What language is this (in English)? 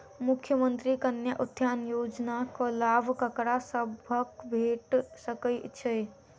Maithili